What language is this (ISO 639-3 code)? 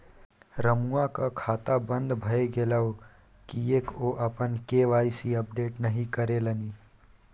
mai